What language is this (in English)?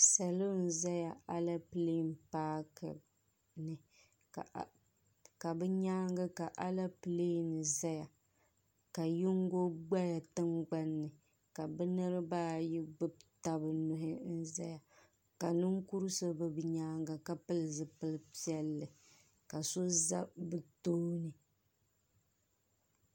Dagbani